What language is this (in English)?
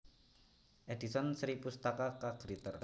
Javanese